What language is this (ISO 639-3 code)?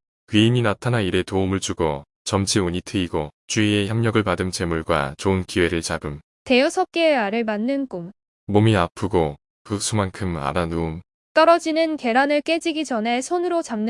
kor